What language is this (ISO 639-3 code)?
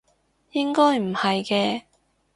yue